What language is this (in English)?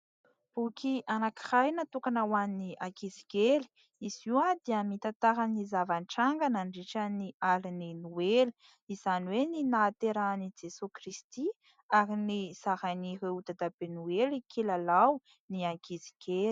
Malagasy